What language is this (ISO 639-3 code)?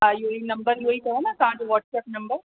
snd